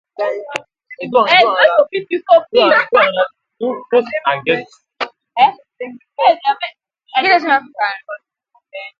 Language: Igbo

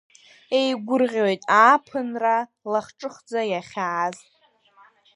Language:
Abkhazian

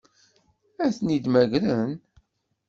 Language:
Kabyle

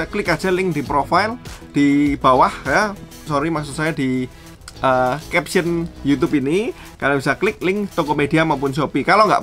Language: Indonesian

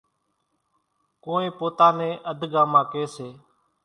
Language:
Kachi Koli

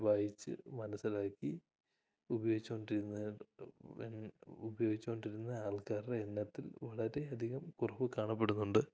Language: Malayalam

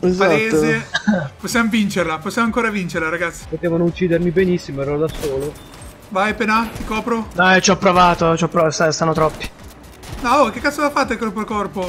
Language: Italian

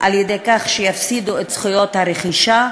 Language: Hebrew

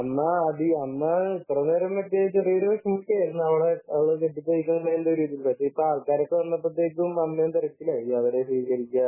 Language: Malayalam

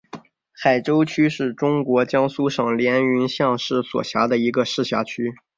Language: Chinese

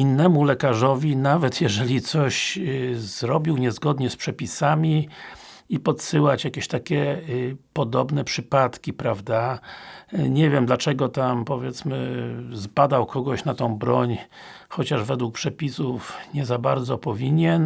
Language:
Polish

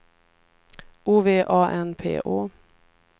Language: Swedish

